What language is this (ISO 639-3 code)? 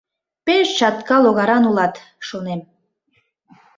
chm